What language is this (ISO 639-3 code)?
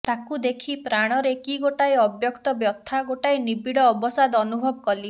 ori